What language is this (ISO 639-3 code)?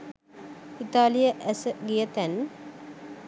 sin